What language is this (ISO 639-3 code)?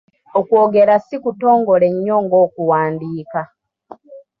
lug